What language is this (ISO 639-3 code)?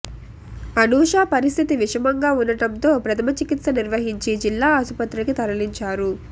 tel